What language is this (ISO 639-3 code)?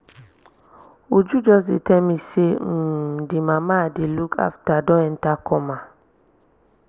pcm